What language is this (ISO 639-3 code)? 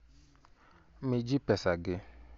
luo